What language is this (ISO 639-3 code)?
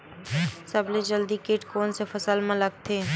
hne